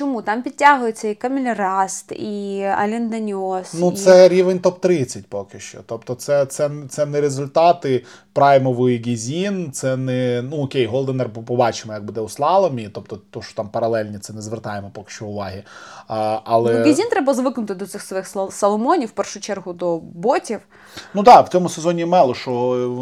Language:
Ukrainian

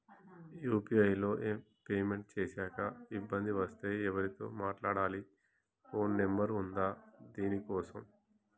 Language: Telugu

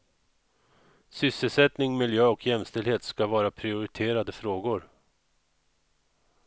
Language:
Swedish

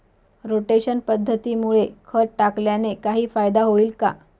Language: Marathi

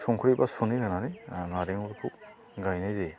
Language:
Bodo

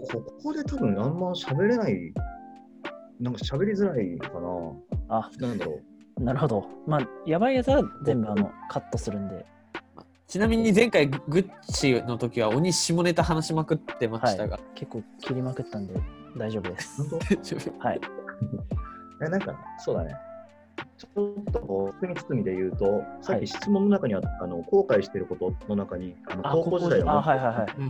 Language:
Japanese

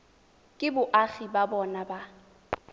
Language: Tswana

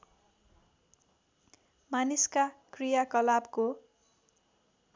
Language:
Nepali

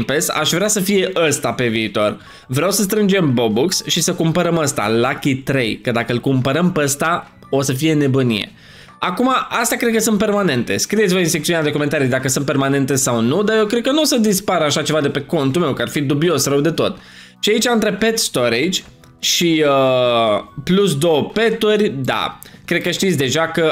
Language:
Romanian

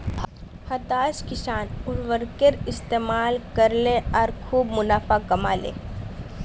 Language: Magahi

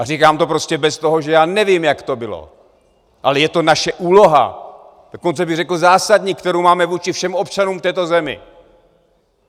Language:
Czech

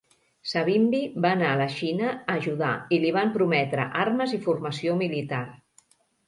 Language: Catalan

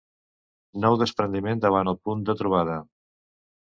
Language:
Catalan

